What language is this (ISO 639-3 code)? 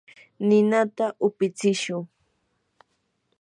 qur